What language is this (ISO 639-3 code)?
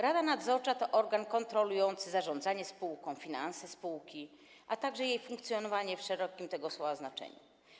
pol